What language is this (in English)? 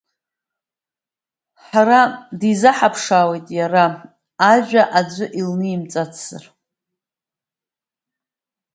Abkhazian